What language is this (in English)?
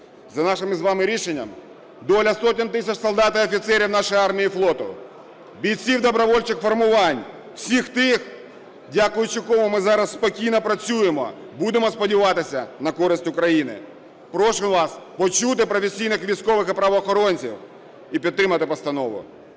Ukrainian